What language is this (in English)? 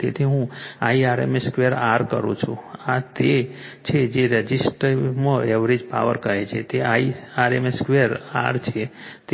Gujarati